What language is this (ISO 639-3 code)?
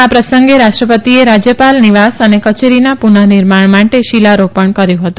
guj